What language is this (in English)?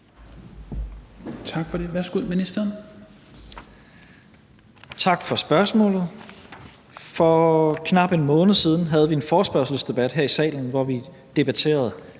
Danish